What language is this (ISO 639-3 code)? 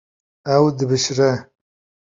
kur